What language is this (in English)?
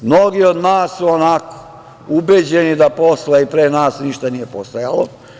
Serbian